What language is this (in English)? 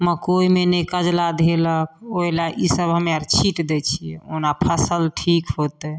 Maithili